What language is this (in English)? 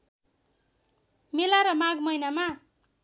Nepali